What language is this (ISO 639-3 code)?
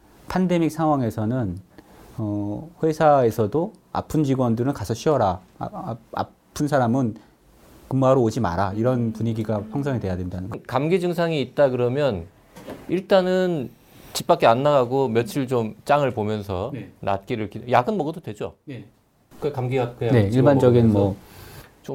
kor